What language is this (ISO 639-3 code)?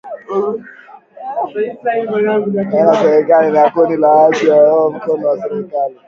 swa